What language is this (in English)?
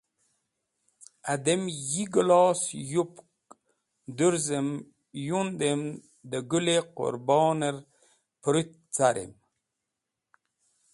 Wakhi